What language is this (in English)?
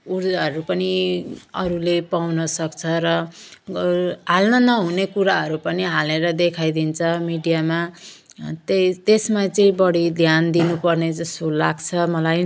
Nepali